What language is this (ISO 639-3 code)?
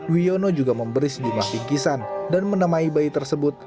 ind